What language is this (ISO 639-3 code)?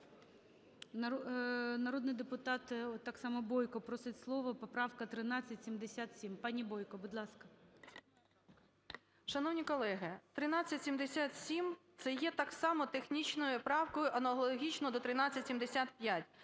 ukr